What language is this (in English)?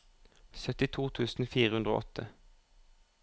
Norwegian